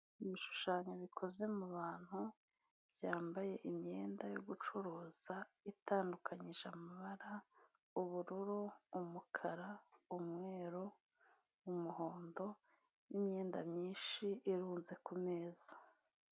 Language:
Kinyarwanda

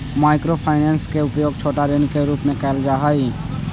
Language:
Magahi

